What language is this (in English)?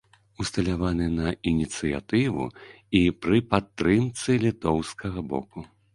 Belarusian